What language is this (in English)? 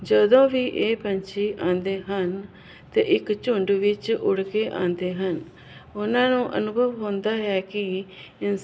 Punjabi